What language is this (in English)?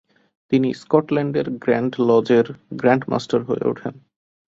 Bangla